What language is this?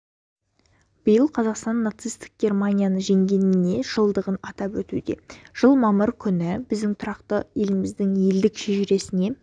Kazakh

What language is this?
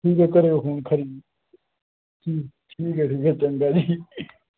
Dogri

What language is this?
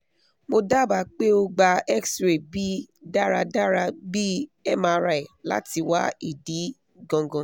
Yoruba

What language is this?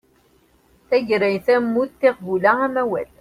Kabyle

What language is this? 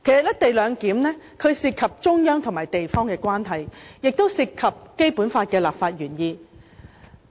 Cantonese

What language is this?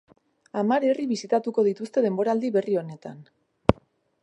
Basque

